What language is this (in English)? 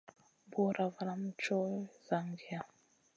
Masana